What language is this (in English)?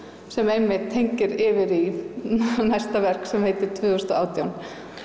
Icelandic